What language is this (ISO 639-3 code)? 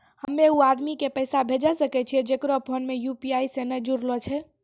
mai